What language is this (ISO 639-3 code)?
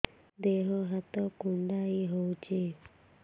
ori